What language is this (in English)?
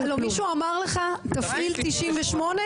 Hebrew